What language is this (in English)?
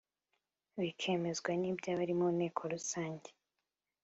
Kinyarwanda